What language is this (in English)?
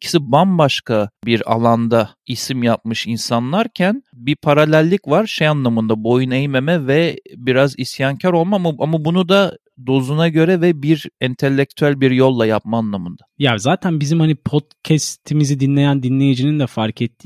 Turkish